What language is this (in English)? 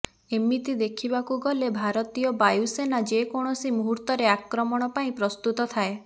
Odia